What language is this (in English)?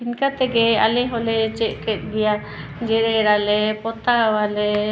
Santali